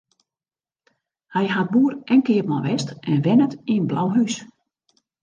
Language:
Western Frisian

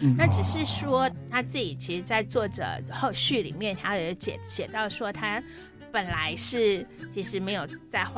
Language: Chinese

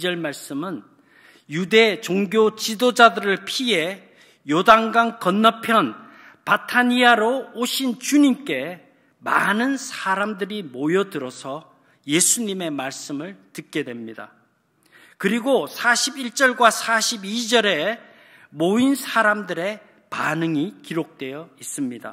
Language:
Korean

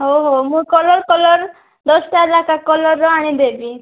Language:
Odia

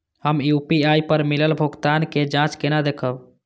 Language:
Maithili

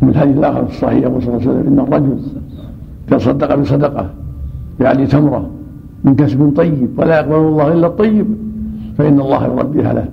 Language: Arabic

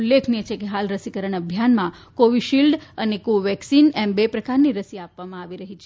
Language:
Gujarati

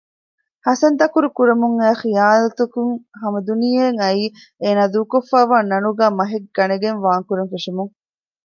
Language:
Divehi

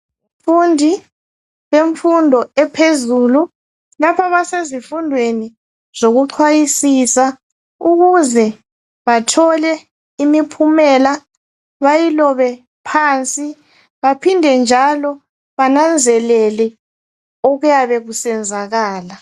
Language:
North Ndebele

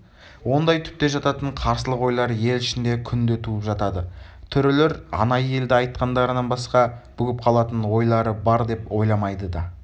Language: Kazakh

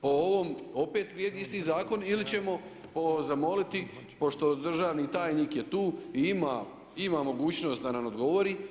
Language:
Croatian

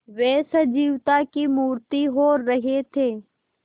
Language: Hindi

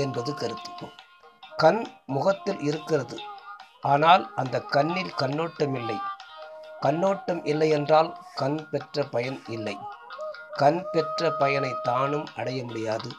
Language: Tamil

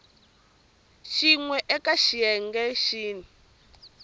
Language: Tsonga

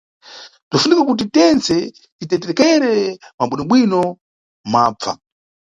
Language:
Nyungwe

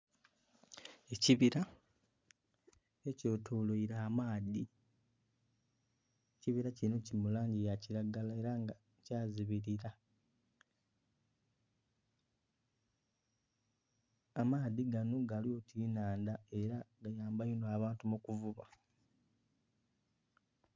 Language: Soga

